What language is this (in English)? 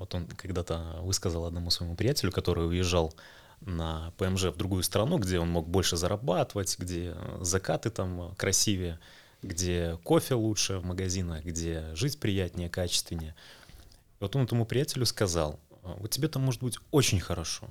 Russian